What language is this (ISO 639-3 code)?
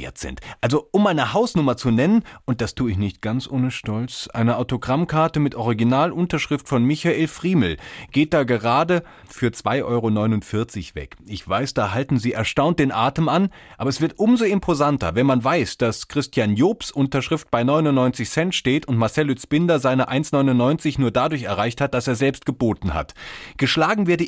deu